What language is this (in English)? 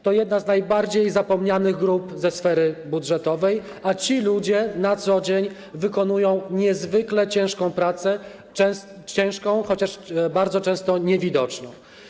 Polish